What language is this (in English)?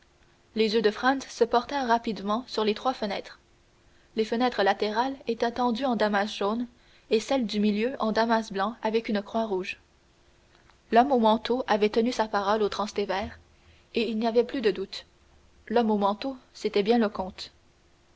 French